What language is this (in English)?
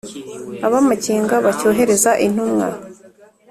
Kinyarwanda